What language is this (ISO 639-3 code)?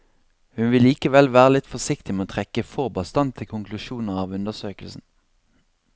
nor